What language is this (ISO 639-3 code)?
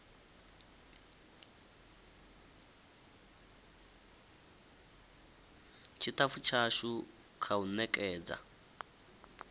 ven